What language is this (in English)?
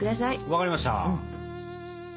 Japanese